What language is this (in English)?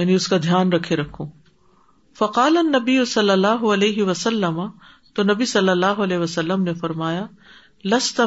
Urdu